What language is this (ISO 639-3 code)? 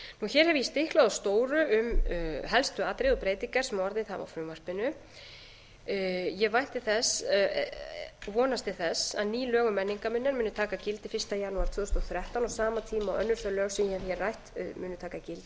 isl